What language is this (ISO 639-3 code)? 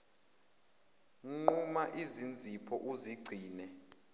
zul